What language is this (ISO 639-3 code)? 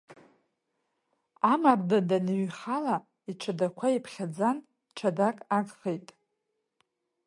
abk